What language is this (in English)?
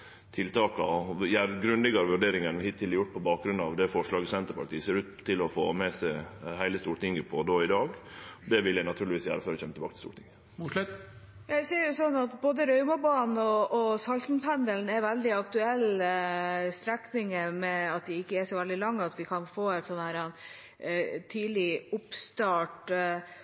Norwegian